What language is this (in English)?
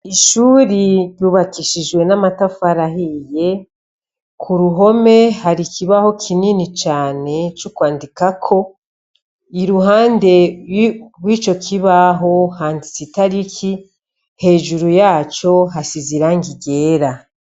Rundi